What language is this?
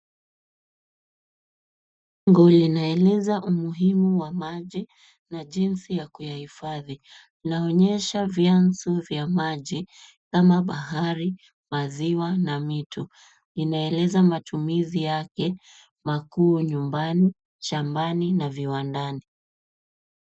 Swahili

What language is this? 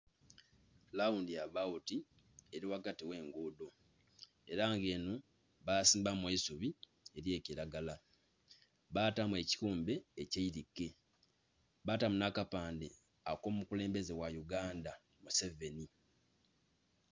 Soga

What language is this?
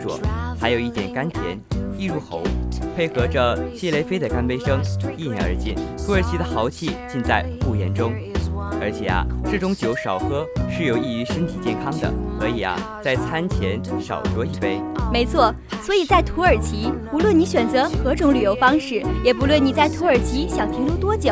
Chinese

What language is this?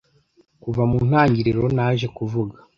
Kinyarwanda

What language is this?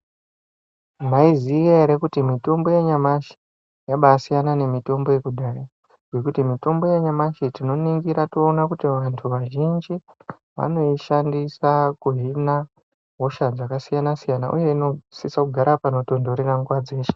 Ndau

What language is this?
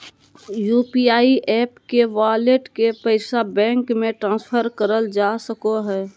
Magahi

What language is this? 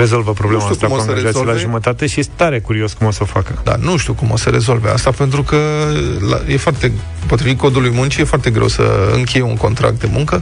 Romanian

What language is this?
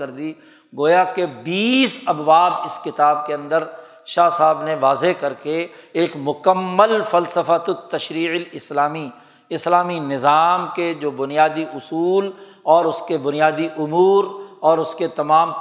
Urdu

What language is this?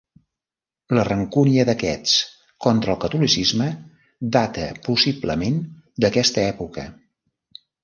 Catalan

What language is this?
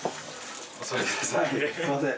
Japanese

